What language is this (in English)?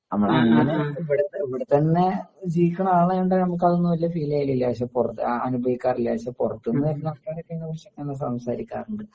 Malayalam